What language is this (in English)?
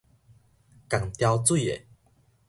Min Nan Chinese